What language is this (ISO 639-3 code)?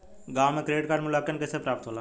bho